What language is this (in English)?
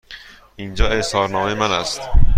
Persian